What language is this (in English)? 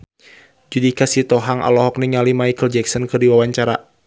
Sundanese